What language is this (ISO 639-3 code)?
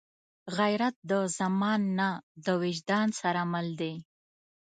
pus